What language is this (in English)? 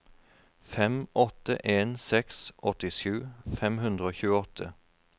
Norwegian